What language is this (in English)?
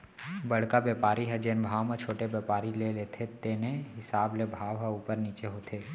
Chhattisgarhi